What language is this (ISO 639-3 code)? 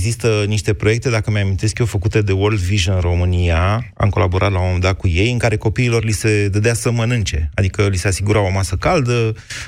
ron